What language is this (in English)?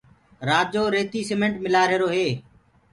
Gurgula